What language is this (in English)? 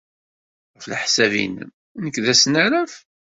Kabyle